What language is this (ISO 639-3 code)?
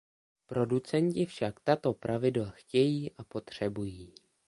ces